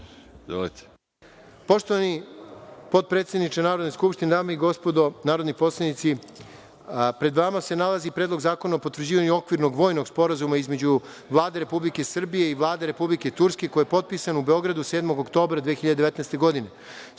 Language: Serbian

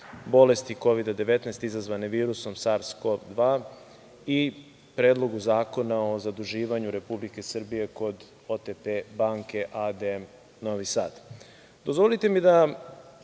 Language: Serbian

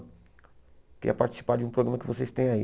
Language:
Portuguese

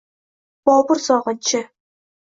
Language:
Uzbek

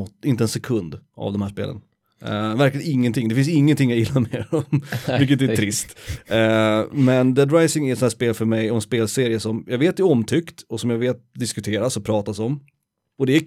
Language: Swedish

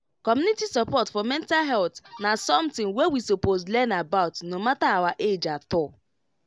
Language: Nigerian Pidgin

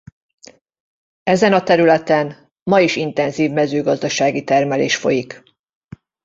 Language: Hungarian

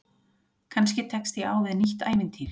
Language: Icelandic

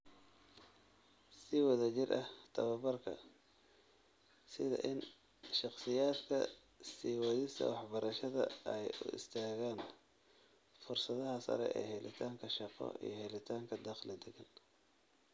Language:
Somali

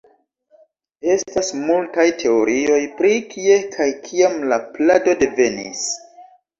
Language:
Esperanto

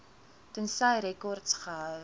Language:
Afrikaans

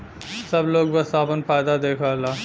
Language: Bhojpuri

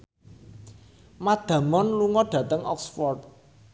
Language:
Javanese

